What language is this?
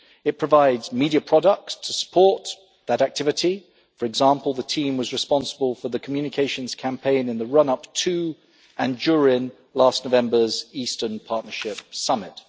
English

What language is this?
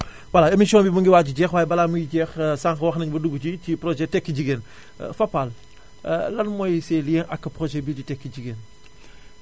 Wolof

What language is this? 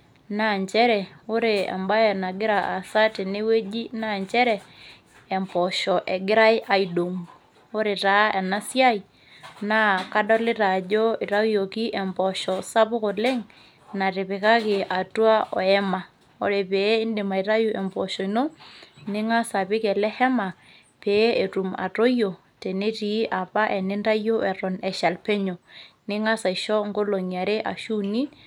Masai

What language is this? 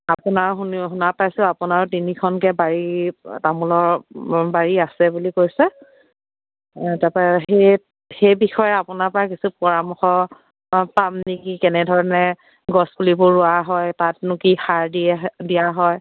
Assamese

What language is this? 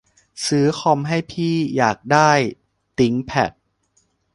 Thai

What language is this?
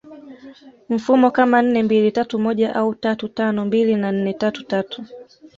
Swahili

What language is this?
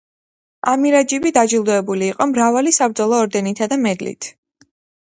Georgian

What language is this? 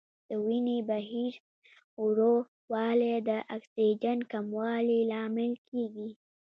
Pashto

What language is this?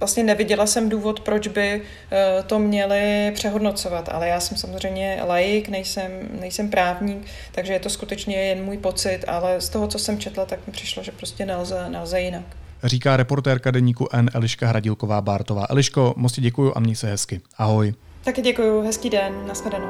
Czech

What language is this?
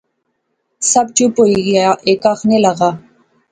Pahari-Potwari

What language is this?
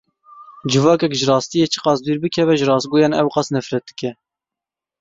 Kurdish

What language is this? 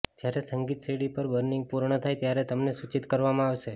Gujarati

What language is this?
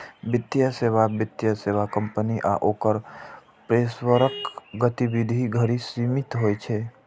Maithili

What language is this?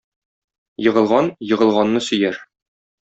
Tatar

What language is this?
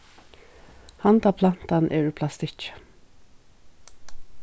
Faroese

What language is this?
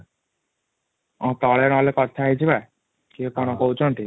Odia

